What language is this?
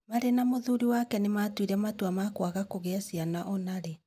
Kikuyu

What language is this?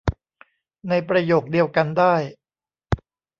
Thai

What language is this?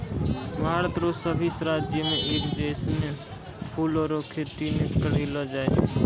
Maithili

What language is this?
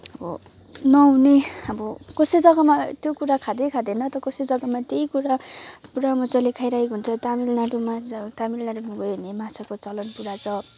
Nepali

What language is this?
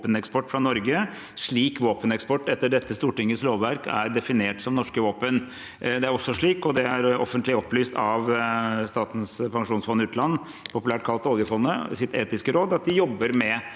Norwegian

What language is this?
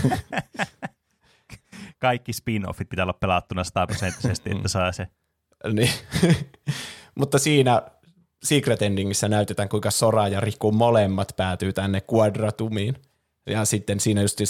Finnish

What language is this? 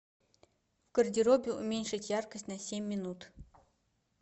Russian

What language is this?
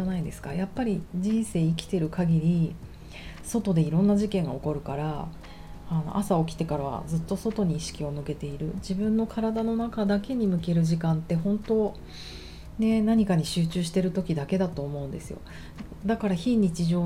Japanese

